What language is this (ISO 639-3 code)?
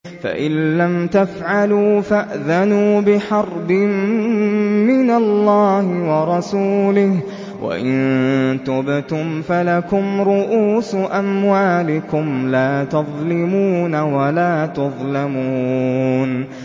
ara